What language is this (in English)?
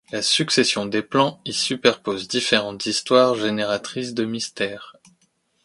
French